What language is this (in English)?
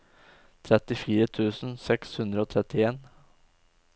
Norwegian